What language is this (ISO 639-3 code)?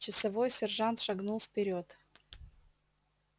rus